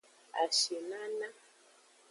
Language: Aja (Benin)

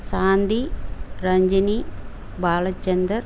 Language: Tamil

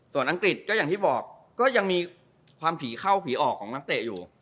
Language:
Thai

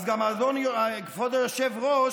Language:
Hebrew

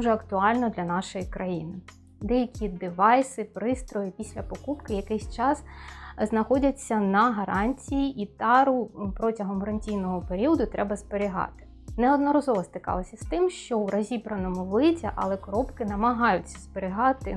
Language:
Ukrainian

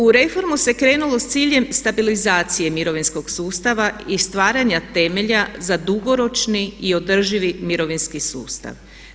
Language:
Croatian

